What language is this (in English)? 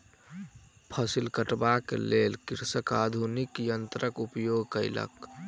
Maithili